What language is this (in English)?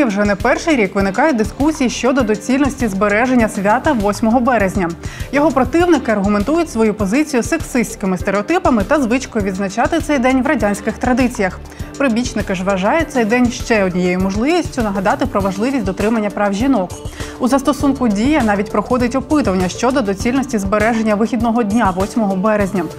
Ukrainian